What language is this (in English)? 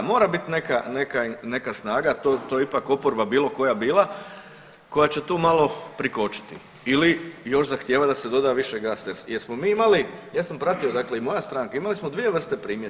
Croatian